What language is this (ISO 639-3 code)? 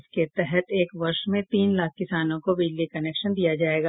hin